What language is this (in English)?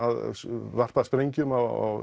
Icelandic